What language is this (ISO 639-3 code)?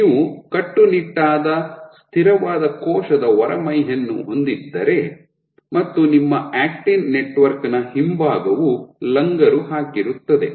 kan